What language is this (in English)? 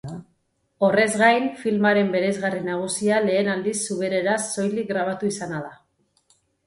Basque